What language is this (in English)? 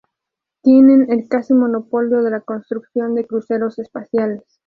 Spanish